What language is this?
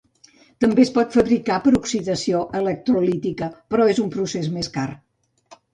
Catalan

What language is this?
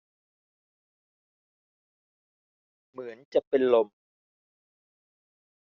Thai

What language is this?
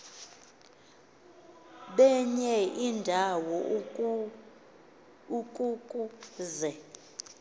Xhosa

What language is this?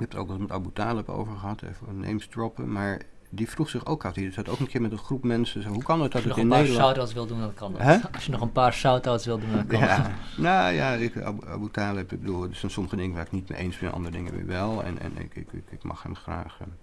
Dutch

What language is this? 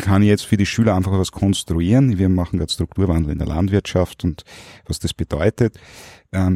German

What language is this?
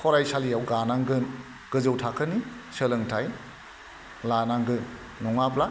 Bodo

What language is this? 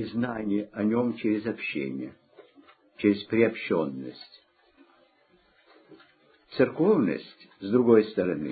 Russian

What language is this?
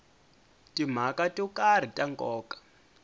Tsonga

